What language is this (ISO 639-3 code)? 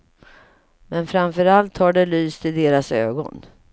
swe